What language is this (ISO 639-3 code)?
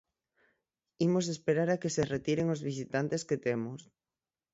glg